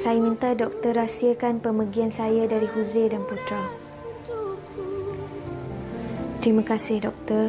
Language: Malay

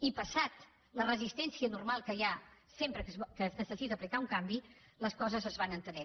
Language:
Catalan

